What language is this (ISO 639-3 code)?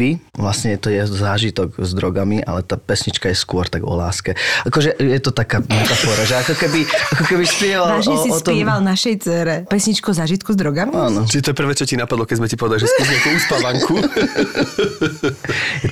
slk